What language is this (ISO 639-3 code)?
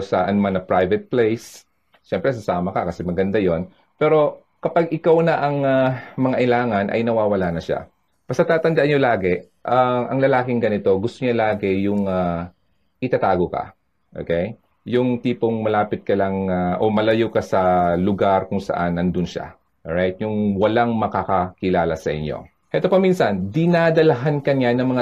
fil